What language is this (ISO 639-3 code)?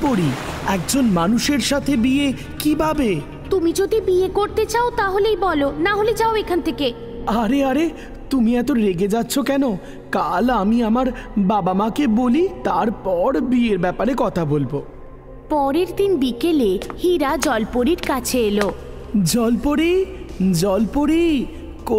hin